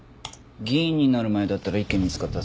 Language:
Japanese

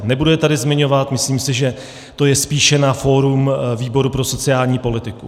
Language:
Czech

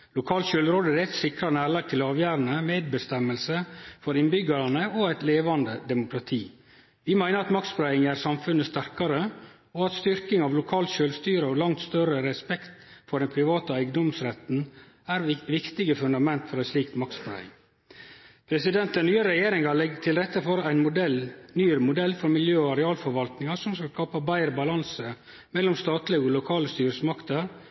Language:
Norwegian Nynorsk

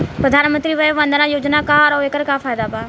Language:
Bhojpuri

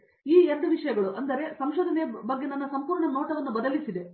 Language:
Kannada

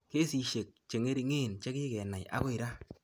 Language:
Kalenjin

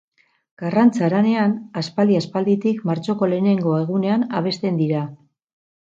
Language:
Basque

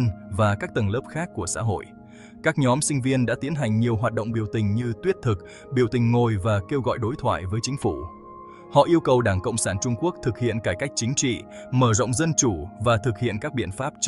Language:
Vietnamese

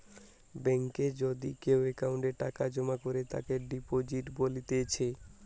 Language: Bangla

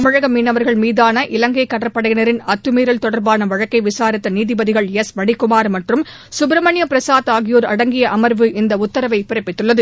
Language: Tamil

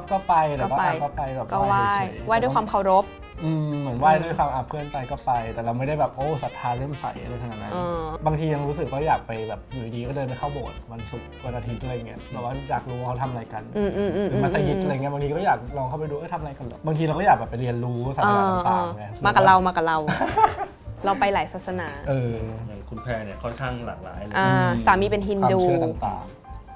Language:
Thai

